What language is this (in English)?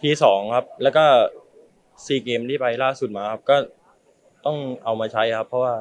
Thai